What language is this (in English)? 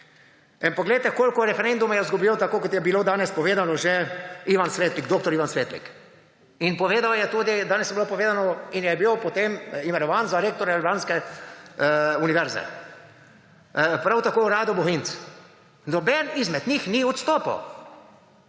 Slovenian